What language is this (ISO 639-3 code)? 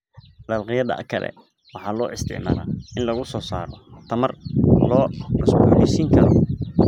som